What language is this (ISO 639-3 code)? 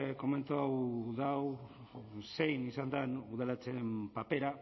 eus